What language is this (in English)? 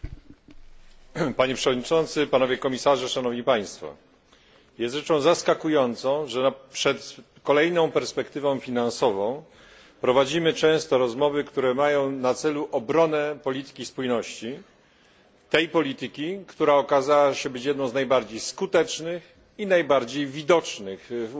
Polish